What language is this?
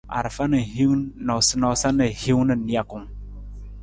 Nawdm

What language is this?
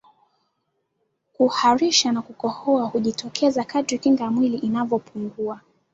Swahili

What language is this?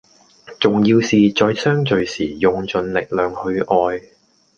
Cantonese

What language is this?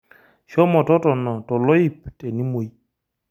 Masai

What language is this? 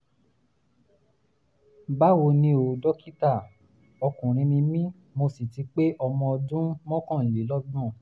Yoruba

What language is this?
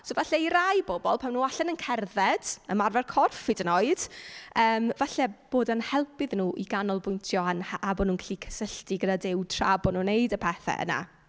Welsh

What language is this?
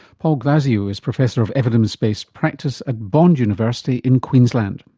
English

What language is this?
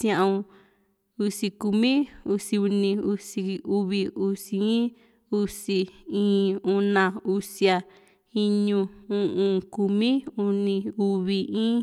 Juxtlahuaca Mixtec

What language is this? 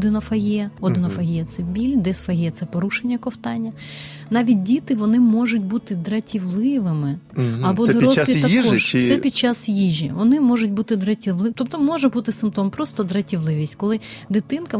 Ukrainian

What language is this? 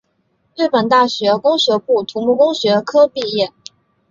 Chinese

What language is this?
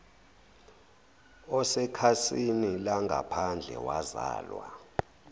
Zulu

